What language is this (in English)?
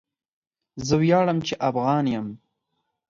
Pashto